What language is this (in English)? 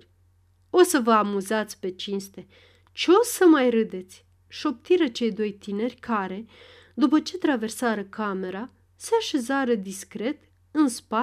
Romanian